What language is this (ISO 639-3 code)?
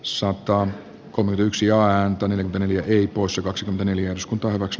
fin